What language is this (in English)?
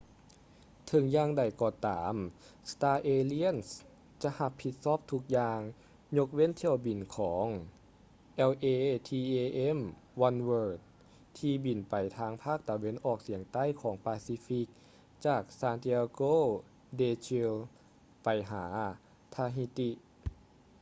Lao